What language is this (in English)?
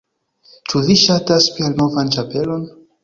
Esperanto